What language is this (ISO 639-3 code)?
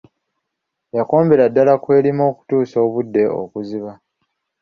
lug